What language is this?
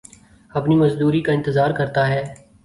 Urdu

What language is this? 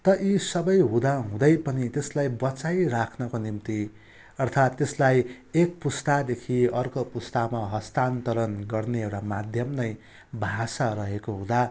Nepali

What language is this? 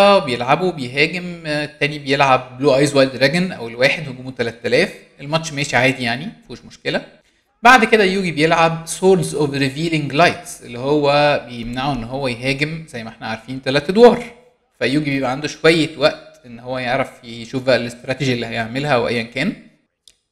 Arabic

